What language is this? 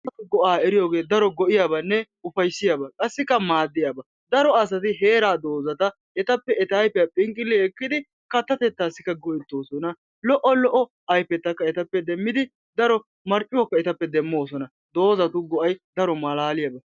Wolaytta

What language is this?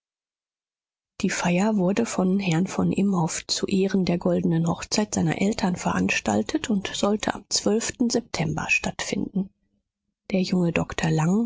German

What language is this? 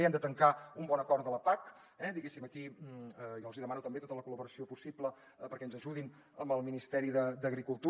Catalan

